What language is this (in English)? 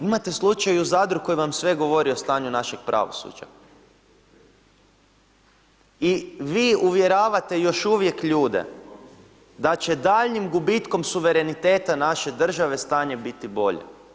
Croatian